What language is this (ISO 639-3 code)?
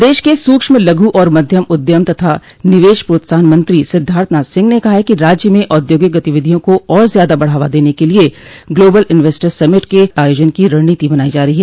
hin